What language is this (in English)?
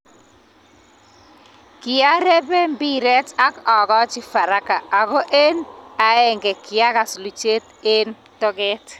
Kalenjin